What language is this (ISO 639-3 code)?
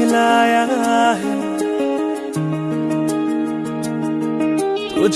hin